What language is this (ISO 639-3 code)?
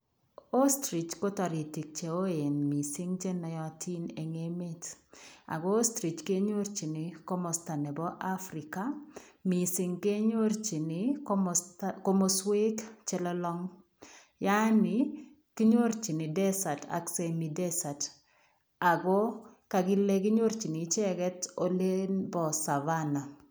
kln